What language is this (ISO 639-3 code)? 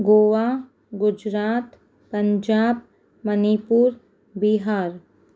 snd